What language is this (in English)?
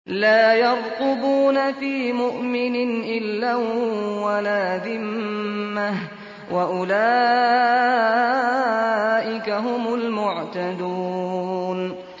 Arabic